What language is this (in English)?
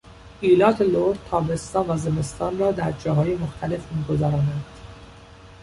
Persian